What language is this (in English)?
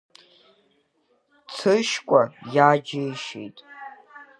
Abkhazian